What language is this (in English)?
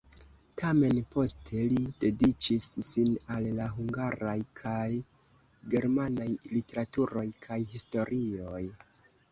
Esperanto